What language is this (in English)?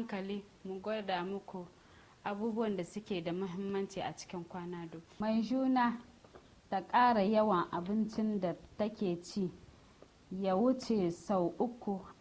English